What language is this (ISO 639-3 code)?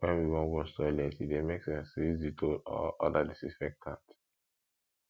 pcm